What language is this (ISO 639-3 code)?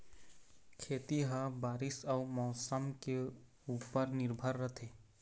hne